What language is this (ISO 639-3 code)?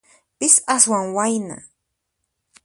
qxp